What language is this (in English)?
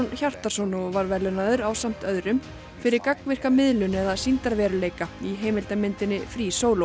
Icelandic